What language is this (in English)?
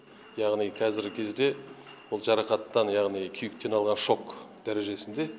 Kazakh